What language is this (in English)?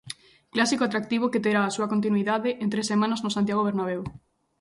Galician